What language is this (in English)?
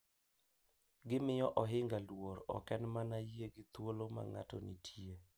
Luo (Kenya and Tanzania)